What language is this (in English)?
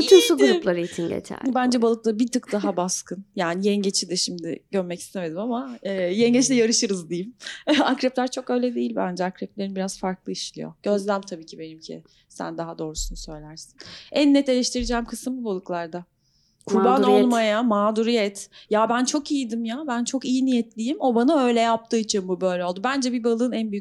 Turkish